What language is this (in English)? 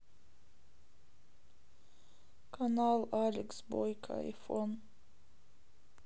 Russian